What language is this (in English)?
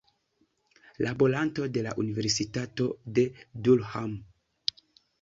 Esperanto